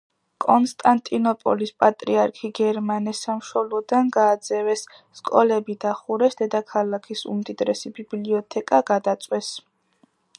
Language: Georgian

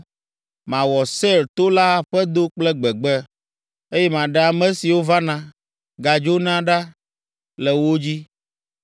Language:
Ewe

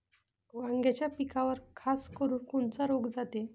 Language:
Marathi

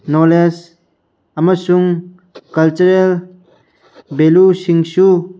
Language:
Manipuri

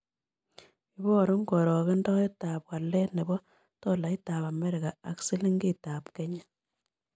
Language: Kalenjin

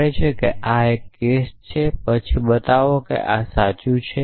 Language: Gujarati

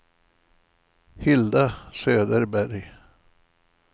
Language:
Swedish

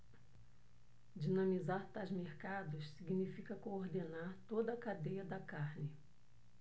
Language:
Portuguese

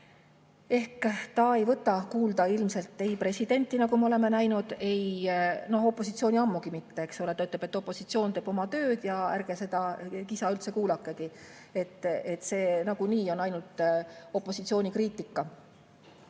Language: Estonian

